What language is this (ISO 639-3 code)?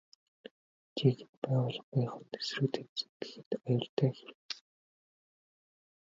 mon